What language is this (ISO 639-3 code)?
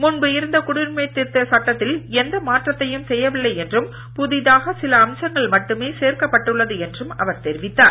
tam